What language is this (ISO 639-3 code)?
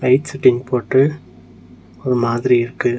tam